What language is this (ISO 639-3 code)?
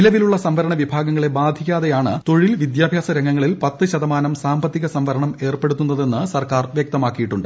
mal